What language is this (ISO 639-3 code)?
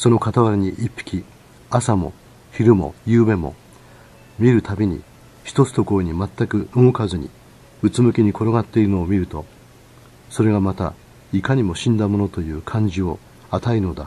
jpn